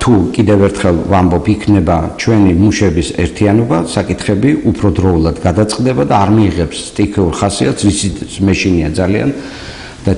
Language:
Romanian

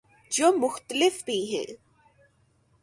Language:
Urdu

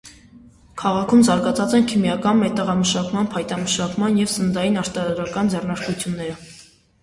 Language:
Armenian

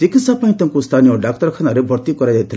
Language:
Odia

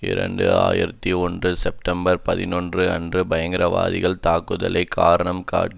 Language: Tamil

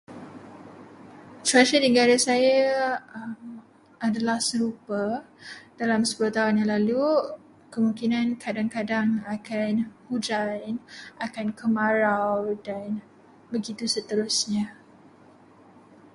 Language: Malay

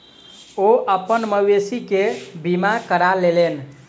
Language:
Maithili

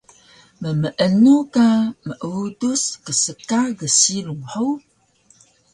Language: Taroko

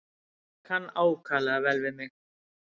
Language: Icelandic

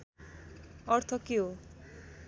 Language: Nepali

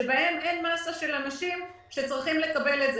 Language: Hebrew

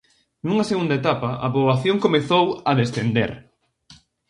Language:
Galician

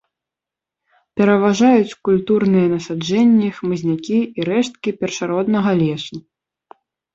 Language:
Belarusian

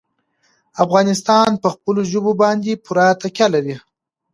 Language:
Pashto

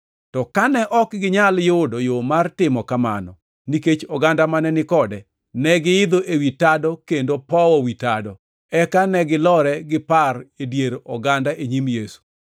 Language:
Luo (Kenya and Tanzania)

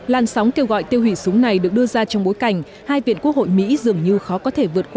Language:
Vietnamese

